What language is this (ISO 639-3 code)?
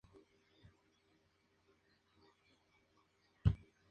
spa